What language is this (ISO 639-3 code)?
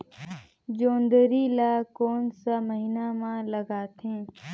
hne